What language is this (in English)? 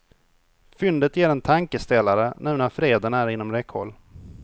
Swedish